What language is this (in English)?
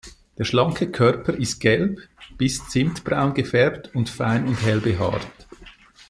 German